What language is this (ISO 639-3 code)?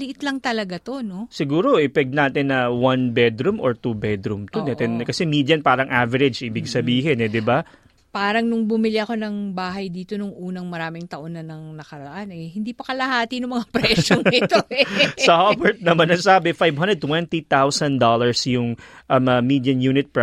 fil